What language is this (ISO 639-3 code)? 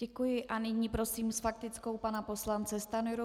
ces